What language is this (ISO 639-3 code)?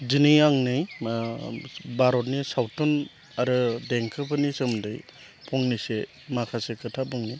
brx